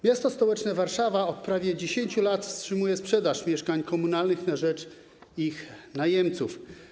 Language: Polish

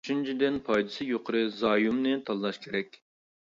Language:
Uyghur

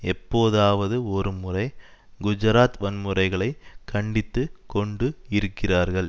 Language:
Tamil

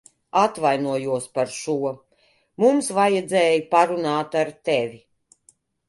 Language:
Latvian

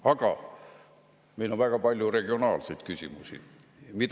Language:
Estonian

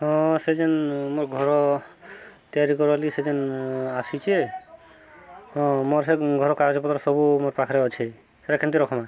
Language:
Odia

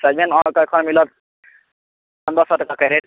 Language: Maithili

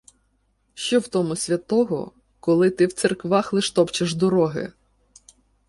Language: Ukrainian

